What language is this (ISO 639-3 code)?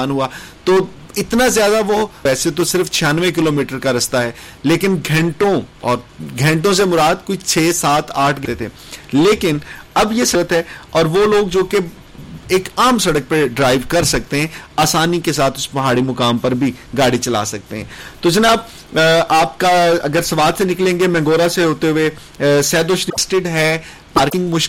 urd